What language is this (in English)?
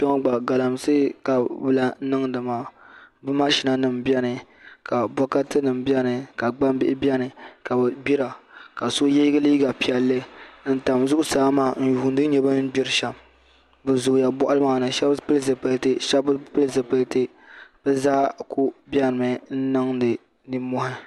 Dagbani